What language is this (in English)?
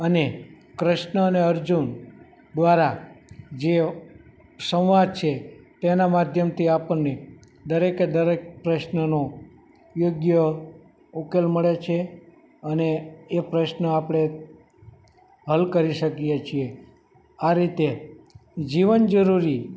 Gujarati